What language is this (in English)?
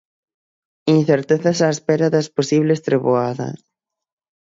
Galician